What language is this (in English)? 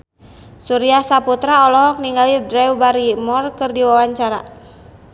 Sundanese